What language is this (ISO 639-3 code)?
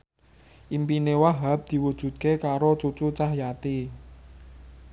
jav